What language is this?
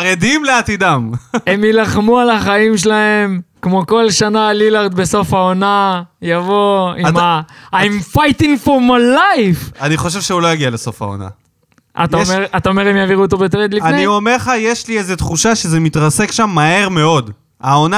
Hebrew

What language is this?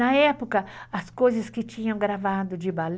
Portuguese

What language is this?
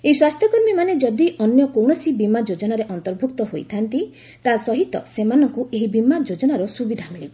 Odia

